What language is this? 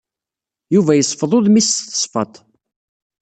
Kabyle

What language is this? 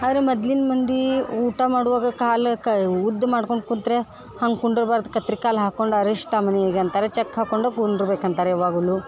Kannada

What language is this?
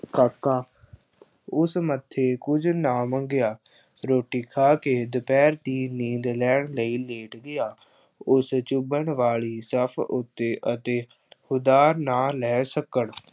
Punjabi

